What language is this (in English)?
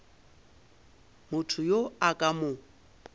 Northern Sotho